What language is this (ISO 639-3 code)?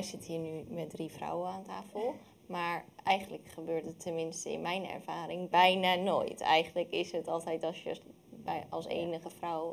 nld